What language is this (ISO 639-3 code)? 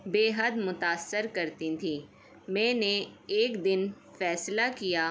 urd